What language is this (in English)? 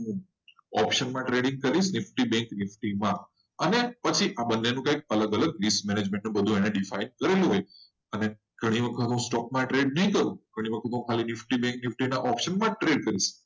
Gujarati